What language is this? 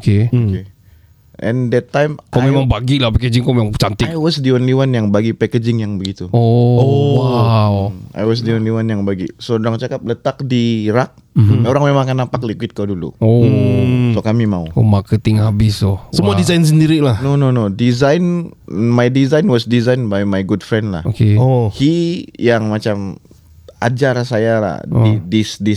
Malay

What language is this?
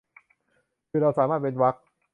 Thai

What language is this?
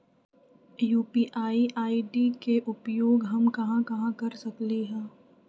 Magahi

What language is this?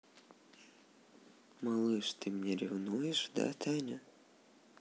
Russian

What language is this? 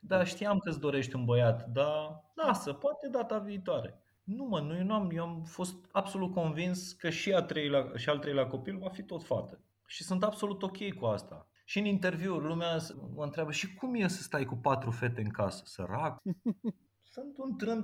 Romanian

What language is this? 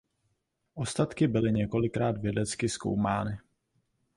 Czech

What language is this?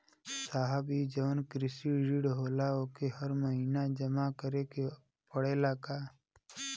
Bhojpuri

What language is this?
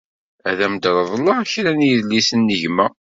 Kabyle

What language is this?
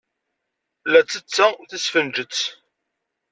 Kabyle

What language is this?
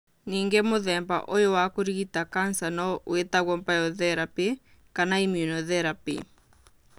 Kikuyu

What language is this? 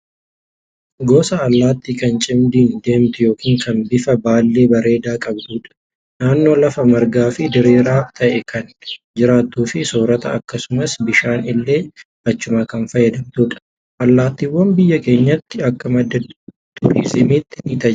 Oromo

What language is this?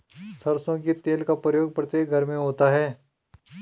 Hindi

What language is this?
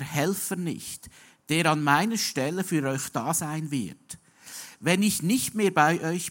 German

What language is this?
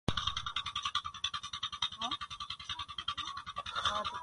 Gurgula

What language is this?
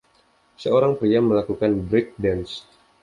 Indonesian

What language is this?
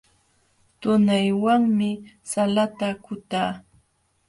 Jauja Wanca Quechua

